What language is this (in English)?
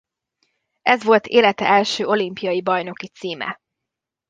Hungarian